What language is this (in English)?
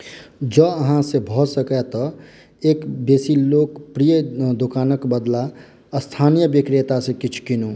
Maithili